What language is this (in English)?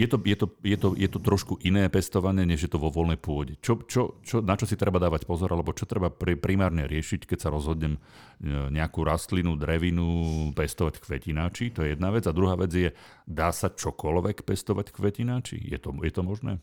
Slovak